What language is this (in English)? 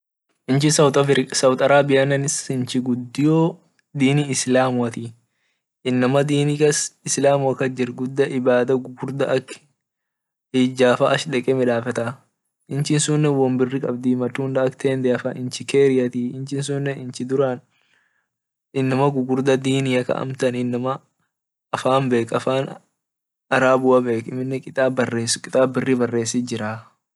Orma